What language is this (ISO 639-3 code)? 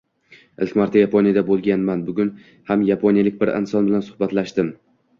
uzb